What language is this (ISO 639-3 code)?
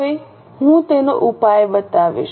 guj